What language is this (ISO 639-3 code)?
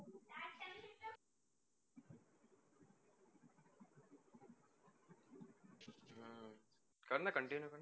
guj